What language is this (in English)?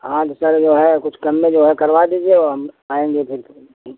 Hindi